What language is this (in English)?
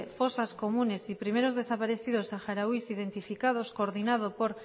Spanish